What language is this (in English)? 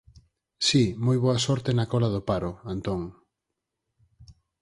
Galician